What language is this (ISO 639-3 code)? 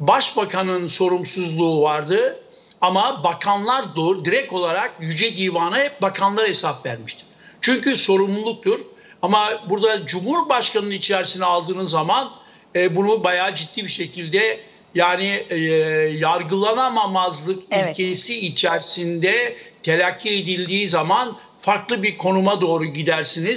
tur